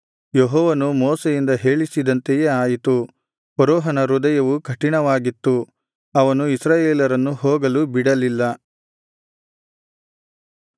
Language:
Kannada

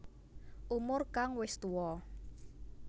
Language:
Javanese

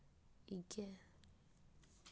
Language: Dogri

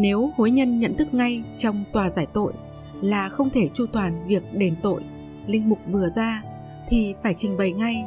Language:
Vietnamese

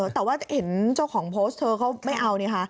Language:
Thai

